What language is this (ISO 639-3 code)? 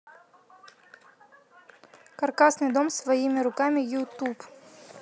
rus